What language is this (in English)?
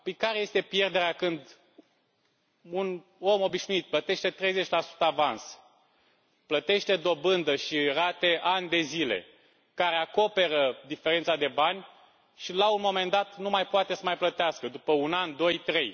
Romanian